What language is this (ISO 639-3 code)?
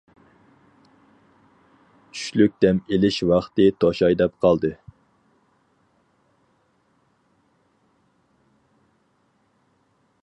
uig